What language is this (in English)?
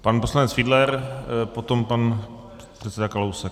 Czech